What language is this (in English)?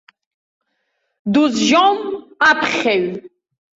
Abkhazian